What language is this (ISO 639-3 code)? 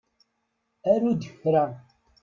kab